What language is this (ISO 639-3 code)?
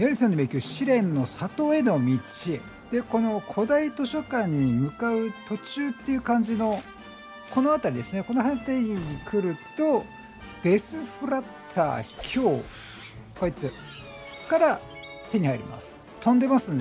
jpn